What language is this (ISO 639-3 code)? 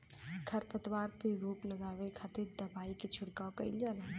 bho